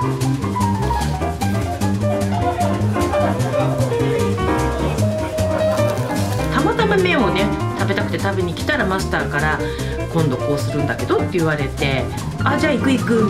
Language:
Japanese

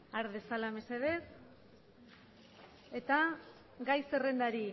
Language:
Basque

